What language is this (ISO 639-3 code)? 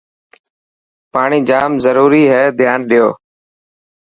mki